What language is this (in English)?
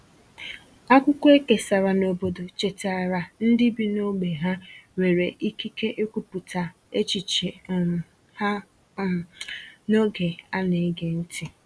Igbo